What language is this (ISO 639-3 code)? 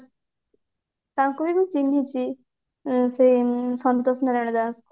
ori